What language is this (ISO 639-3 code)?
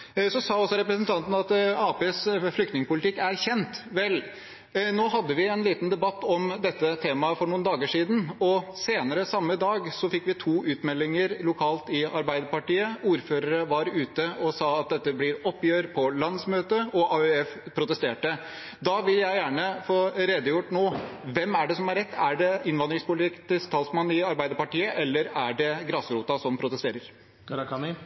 nob